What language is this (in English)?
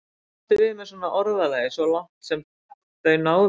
Icelandic